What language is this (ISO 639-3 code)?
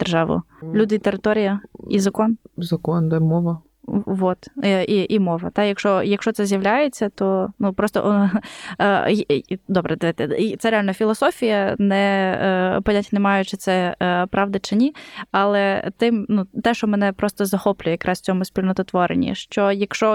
ukr